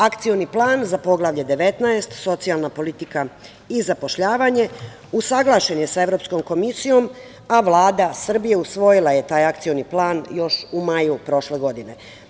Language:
Serbian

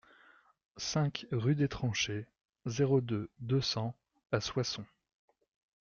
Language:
French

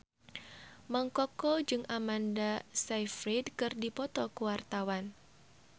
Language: Sundanese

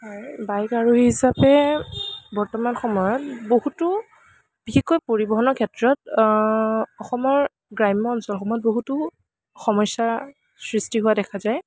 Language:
Assamese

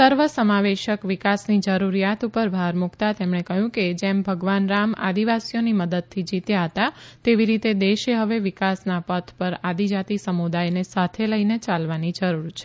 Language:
Gujarati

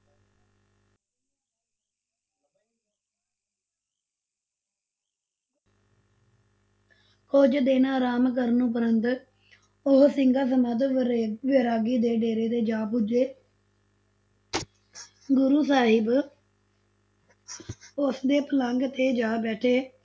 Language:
Punjabi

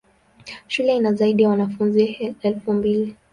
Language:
Swahili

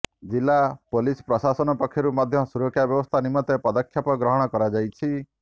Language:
Odia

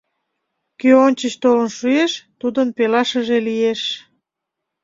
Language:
Mari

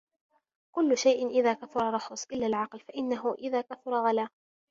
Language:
Arabic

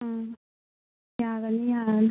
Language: Manipuri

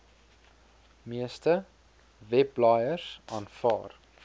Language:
Afrikaans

